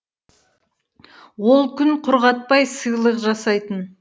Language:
Kazakh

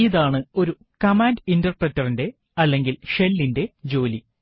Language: Malayalam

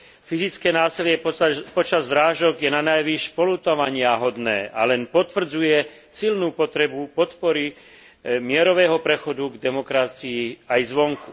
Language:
Slovak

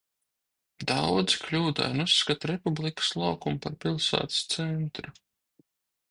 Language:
Latvian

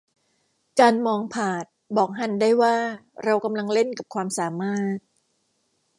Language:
Thai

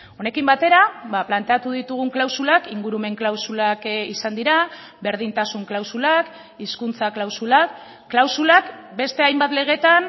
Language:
Basque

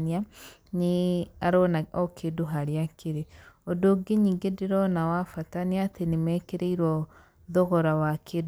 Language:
Kikuyu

